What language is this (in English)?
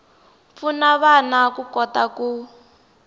Tsonga